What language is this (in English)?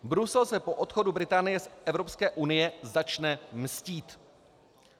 Czech